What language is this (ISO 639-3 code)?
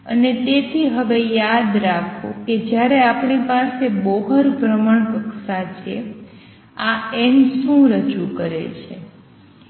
guj